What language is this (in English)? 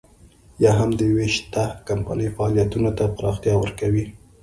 Pashto